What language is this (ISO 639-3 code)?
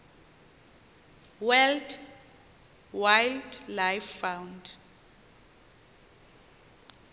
xho